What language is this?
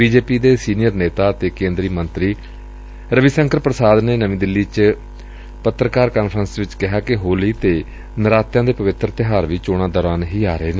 Punjabi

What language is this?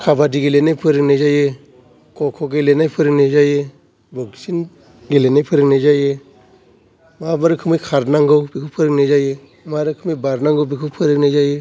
Bodo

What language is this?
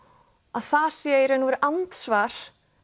Icelandic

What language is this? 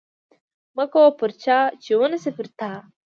Pashto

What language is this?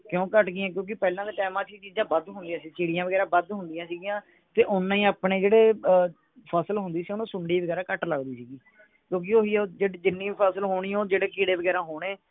Punjabi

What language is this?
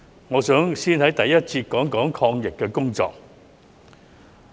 Cantonese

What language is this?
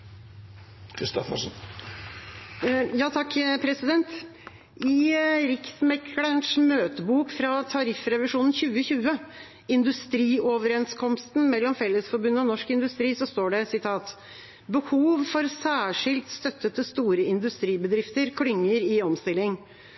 Norwegian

